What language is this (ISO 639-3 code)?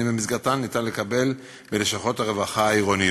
heb